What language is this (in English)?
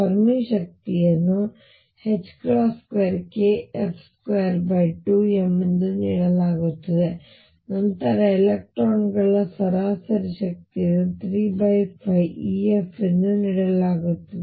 Kannada